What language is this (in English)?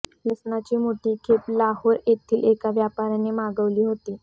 Marathi